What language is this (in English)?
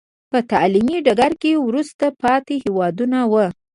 Pashto